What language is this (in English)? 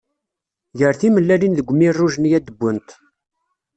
Kabyle